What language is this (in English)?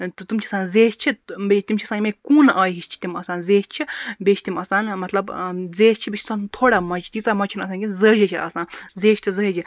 Kashmiri